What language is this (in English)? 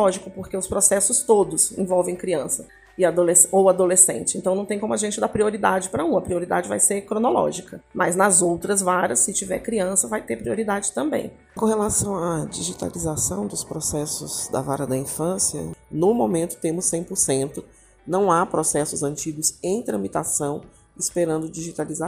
Portuguese